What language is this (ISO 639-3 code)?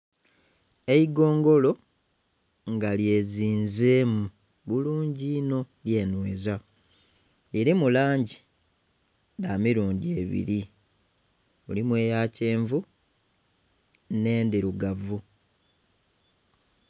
xog